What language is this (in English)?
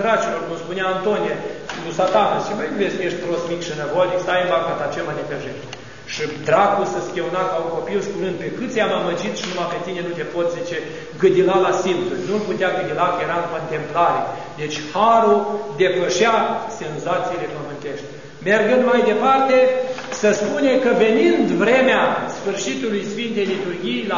Romanian